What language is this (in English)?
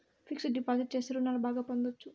Telugu